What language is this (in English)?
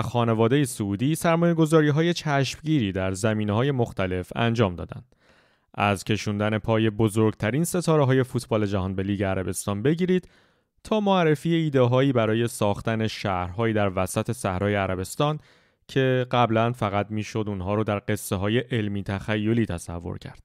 Persian